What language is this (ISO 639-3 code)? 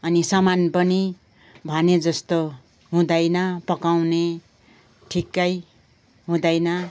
nep